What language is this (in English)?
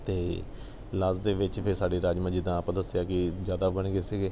Punjabi